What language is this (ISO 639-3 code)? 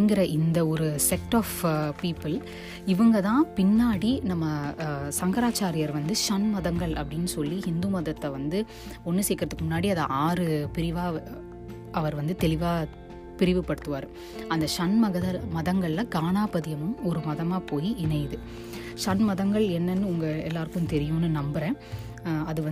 tam